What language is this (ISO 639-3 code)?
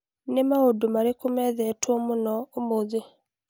kik